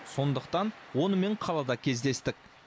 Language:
Kazakh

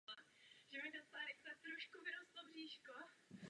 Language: Czech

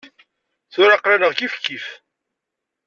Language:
Kabyle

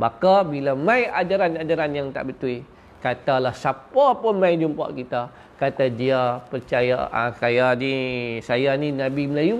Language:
Malay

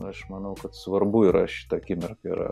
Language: Lithuanian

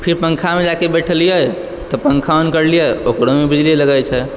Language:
Maithili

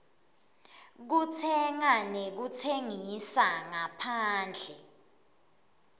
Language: Swati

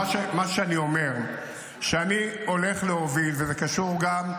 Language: Hebrew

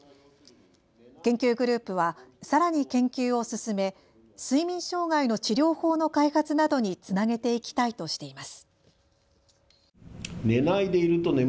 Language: Japanese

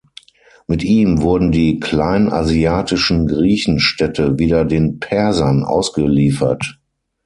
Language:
German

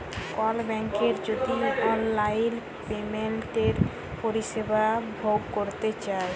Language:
Bangla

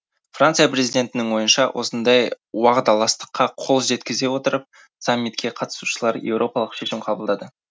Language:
Kazakh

